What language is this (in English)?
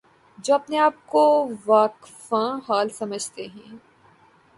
Urdu